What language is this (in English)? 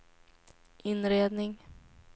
Swedish